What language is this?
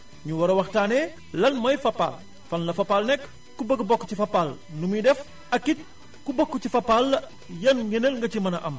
Wolof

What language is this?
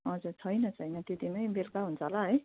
Nepali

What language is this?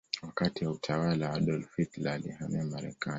Swahili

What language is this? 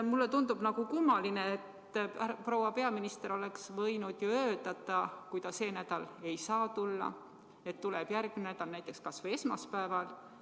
Estonian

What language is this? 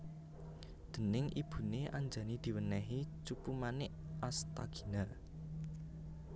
Javanese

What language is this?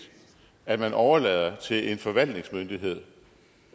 Danish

